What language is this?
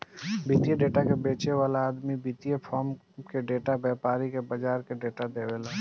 Bhojpuri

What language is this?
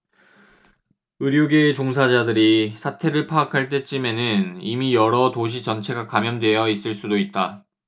Korean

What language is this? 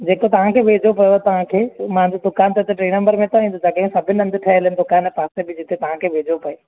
Sindhi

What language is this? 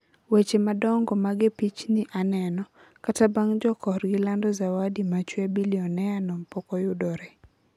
Luo (Kenya and Tanzania)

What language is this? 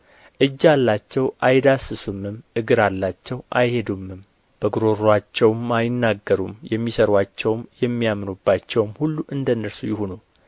Amharic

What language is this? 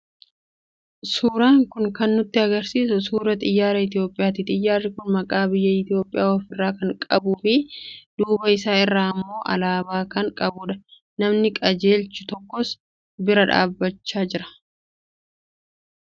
Oromo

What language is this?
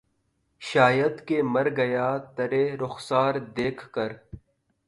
Urdu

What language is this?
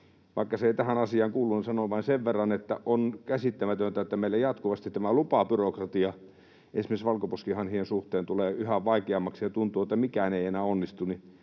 Finnish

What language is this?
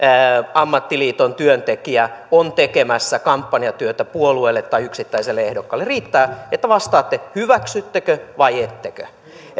Finnish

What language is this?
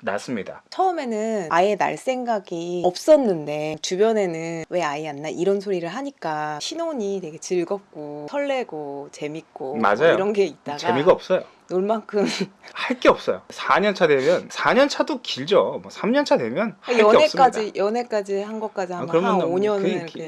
Korean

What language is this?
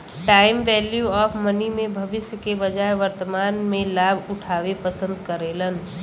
Bhojpuri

